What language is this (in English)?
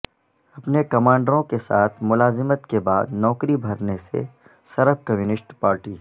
Urdu